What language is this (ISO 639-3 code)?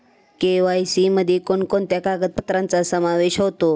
mar